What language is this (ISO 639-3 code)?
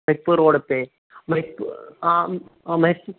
hin